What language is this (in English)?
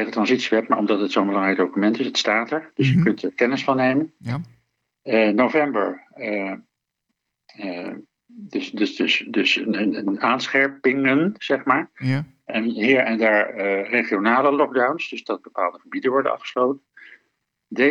Dutch